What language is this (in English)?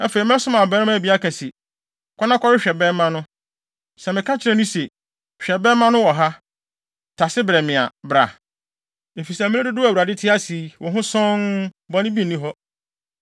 Akan